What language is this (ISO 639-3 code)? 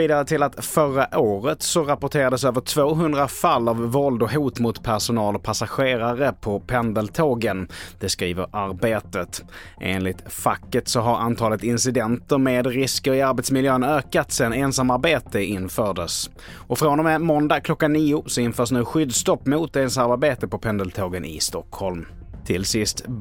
swe